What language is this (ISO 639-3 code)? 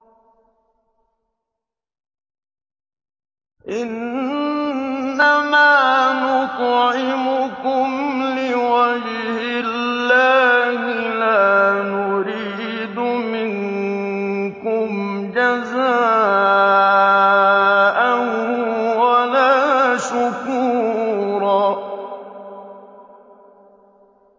ara